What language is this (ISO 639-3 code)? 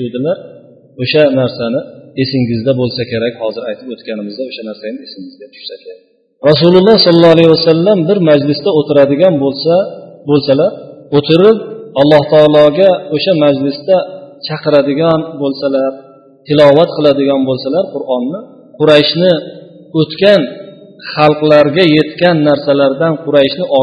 bul